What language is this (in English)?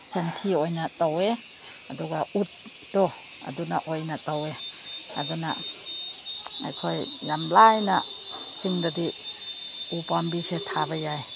Manipuri